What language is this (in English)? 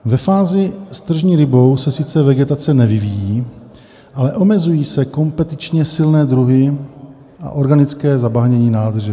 Czech